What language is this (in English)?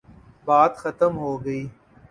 Urdu